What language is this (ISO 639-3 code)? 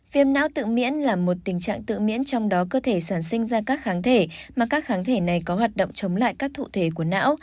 vie